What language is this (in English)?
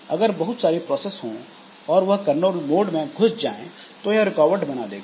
Hindi